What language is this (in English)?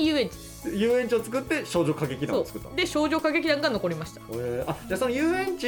Japanese